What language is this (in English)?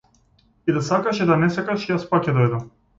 Macedonian